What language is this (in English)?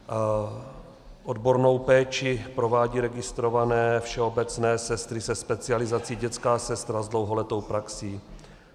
Czech